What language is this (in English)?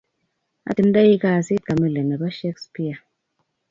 Kalenjin